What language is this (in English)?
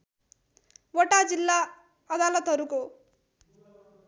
Nepali